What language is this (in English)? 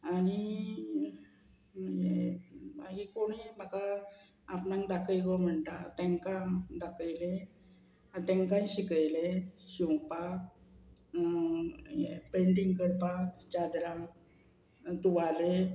Konkani